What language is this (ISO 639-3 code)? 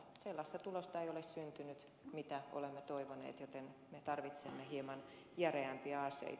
fin